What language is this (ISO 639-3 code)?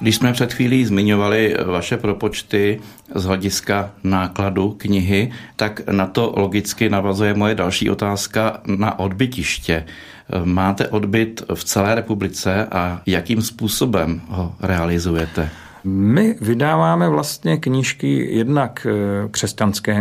ces